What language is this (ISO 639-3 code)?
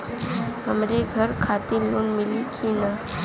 bho